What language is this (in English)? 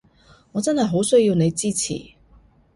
Cantonese